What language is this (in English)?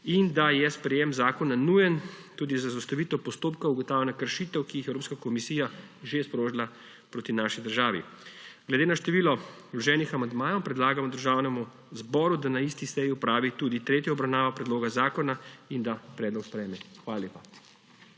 Slovenian